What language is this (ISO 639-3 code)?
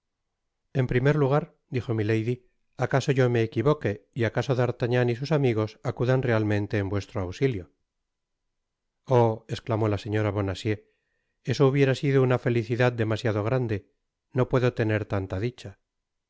spa